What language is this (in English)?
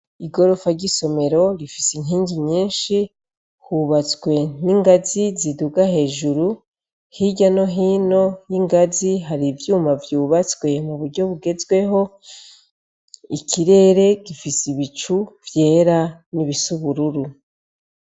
Rundi